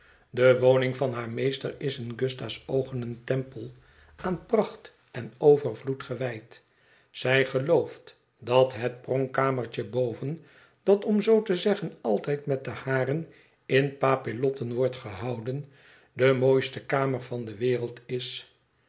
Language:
Dutch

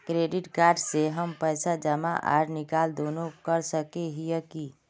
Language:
Magahi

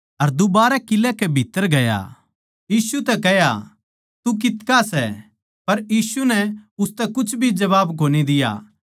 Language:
Haryanvi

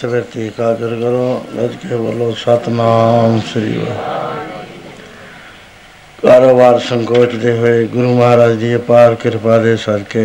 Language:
Punjabi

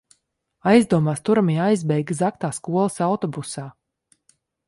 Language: Latvian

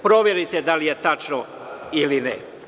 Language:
Serbian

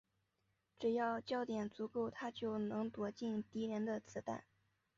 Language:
Chinese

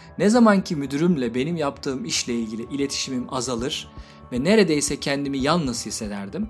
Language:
Turkish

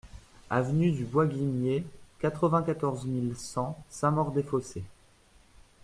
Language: French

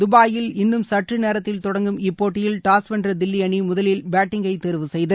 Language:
Tamil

